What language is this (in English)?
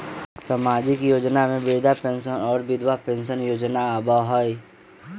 Magahi